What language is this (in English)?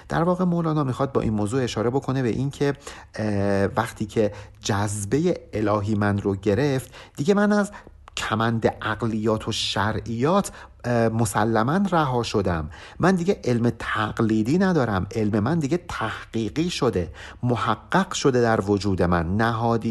Persian